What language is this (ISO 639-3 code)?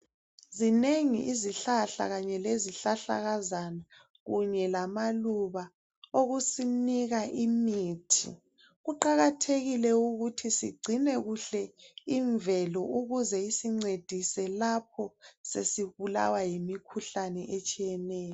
nde